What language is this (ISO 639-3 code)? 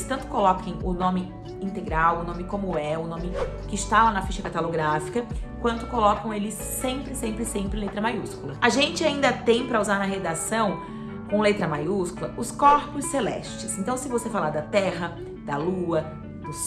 por